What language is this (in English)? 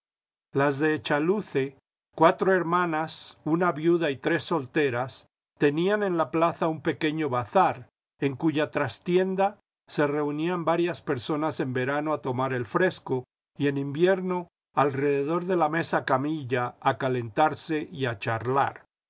Spanish